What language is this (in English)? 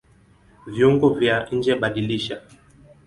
Swahili